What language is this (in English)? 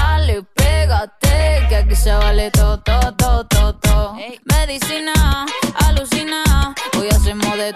Persian